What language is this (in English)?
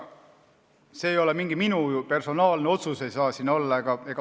Estonian